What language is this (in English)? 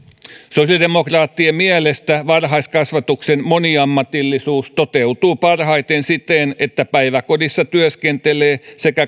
Finnish